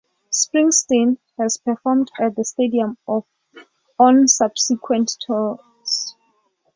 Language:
English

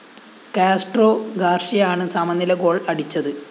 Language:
Malayalam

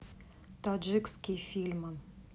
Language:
Russian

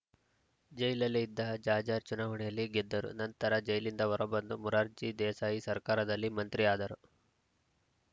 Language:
Kannada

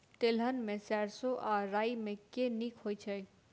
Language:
Maithili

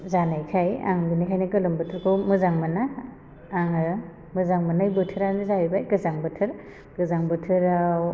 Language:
Bodo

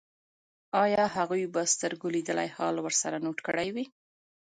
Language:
Pashto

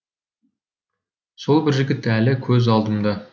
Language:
Kazakh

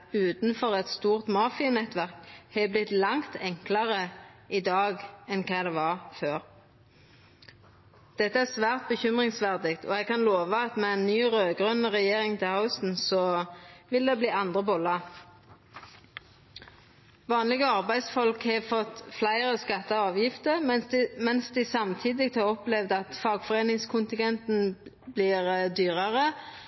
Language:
Norwegian Nynorsk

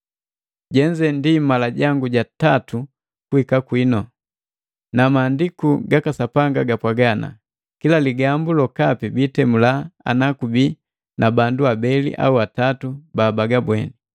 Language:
Matengo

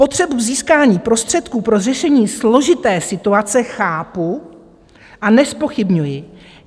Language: Czech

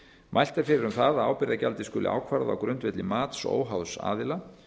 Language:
Icelandic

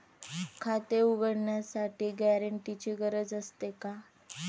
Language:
Marathi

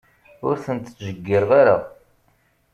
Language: Kabyle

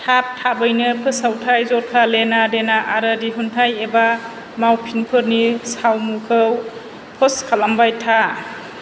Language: Bodo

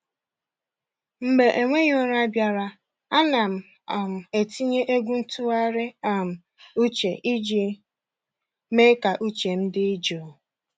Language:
Igbo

